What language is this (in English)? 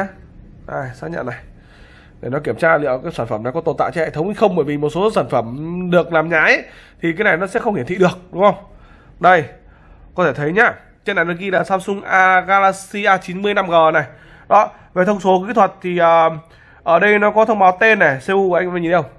Vietnamese